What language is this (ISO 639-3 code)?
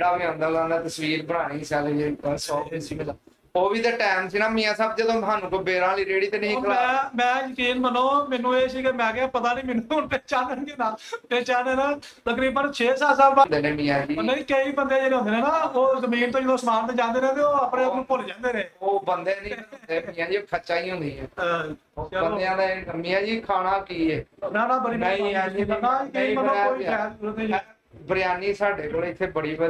ara